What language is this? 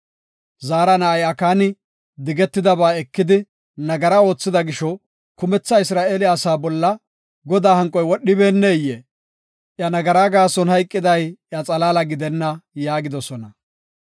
Gofa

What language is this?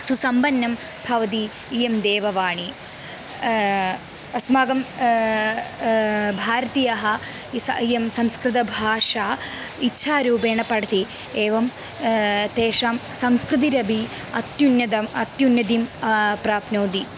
Sanskrit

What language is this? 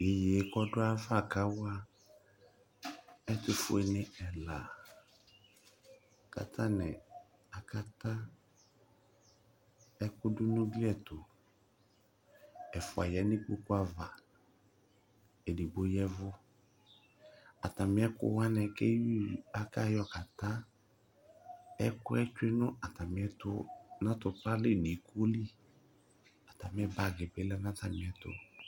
Ikposo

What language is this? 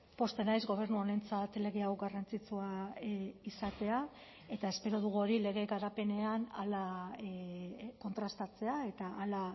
Basque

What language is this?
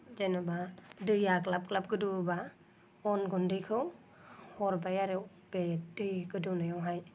Bodo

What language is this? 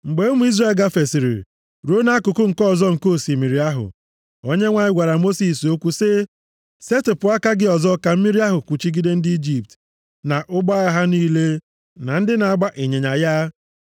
Igbo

